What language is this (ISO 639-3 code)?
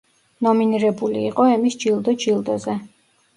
kat